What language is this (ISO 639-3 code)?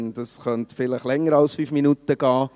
gsw